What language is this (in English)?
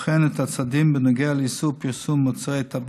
Hebrew